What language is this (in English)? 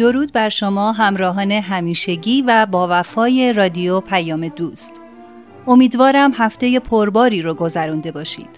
Persian